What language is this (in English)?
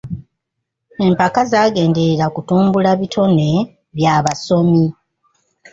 Ganda